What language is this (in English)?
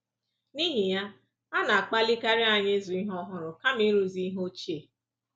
Igbo